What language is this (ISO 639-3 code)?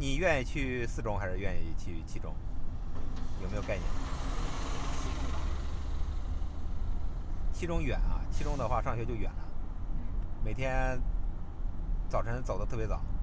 zho